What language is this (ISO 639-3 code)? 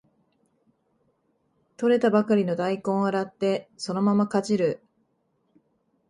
jpn